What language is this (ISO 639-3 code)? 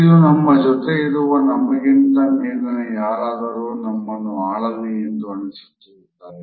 kan